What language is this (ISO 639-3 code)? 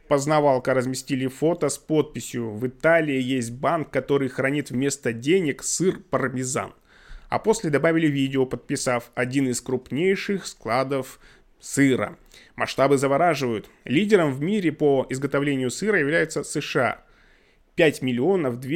rus